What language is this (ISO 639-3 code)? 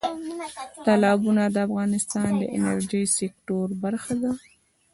pus